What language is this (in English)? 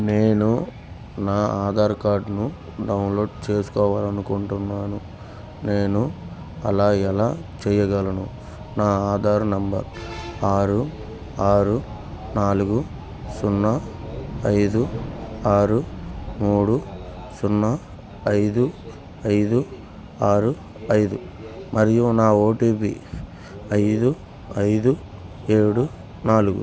Telugu